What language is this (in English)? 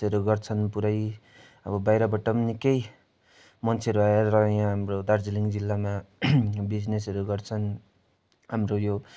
Nepali